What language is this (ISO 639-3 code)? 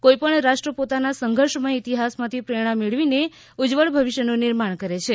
guj